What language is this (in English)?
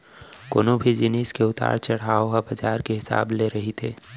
Chhattisgarhi